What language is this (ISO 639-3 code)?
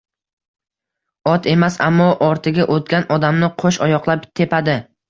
uzb